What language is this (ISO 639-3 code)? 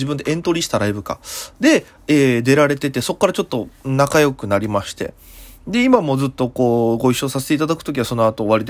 jpn